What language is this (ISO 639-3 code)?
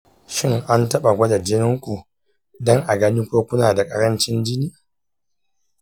hau